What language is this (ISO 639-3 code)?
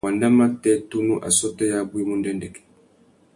bag